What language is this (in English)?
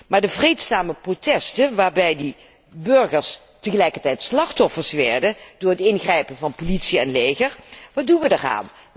Dutch